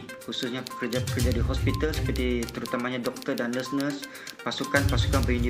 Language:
Malay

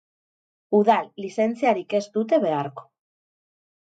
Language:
Basque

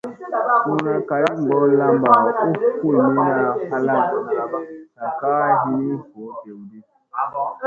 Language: Musey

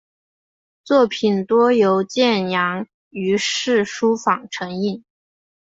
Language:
Chinese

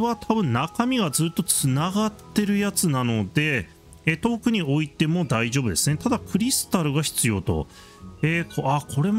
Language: Japanese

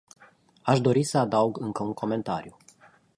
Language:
Romanian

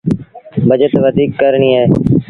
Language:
Sindhi Bhil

